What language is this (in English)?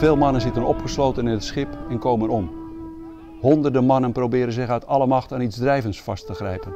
Dutch